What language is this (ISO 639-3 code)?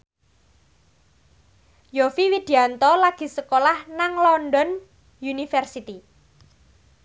jav